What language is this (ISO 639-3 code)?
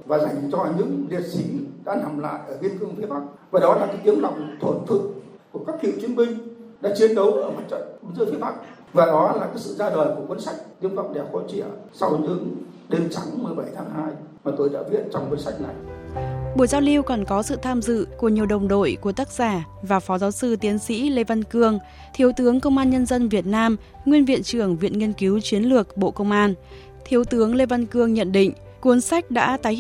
vie